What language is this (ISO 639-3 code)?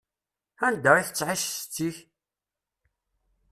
kab